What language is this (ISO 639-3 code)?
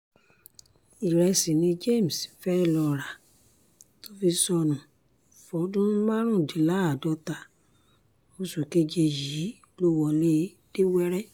yor